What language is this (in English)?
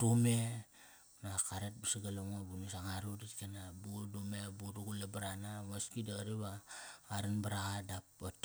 Kairak